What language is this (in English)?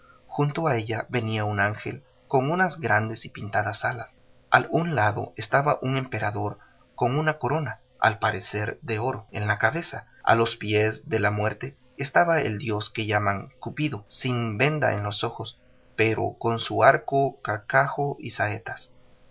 Spanish